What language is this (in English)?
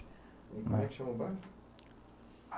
Portuguese